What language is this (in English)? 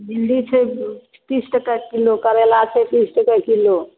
Maithili